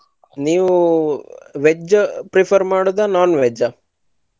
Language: Kannada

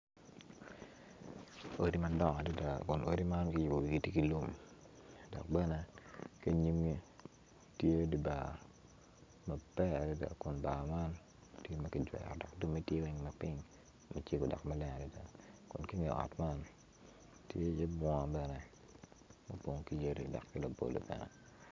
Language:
Acoli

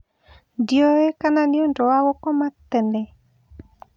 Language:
Kikuyu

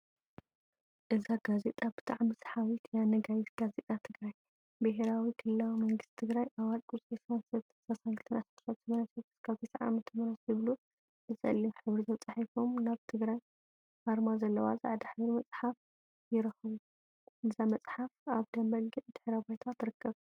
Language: Tigrinya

